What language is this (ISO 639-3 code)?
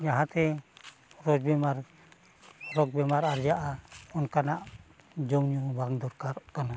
sat